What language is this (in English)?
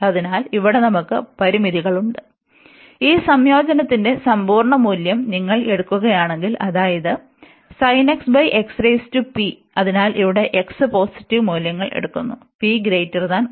Malayalam